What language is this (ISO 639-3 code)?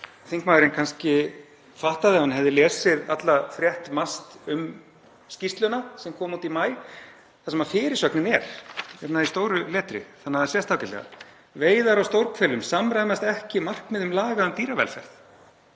isl